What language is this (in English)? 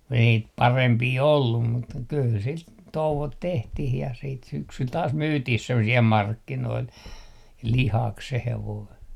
Finnish